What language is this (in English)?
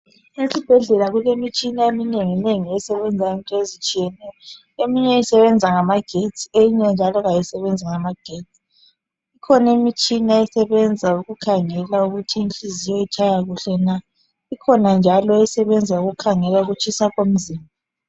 North Ndebele